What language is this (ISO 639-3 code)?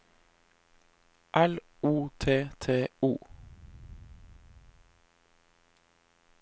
nor